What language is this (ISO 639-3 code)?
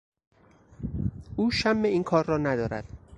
fas